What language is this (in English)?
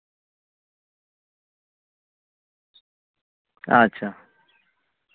Santali